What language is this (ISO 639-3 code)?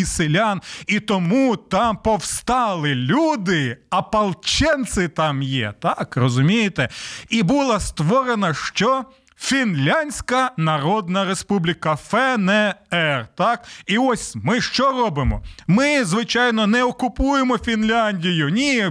ukr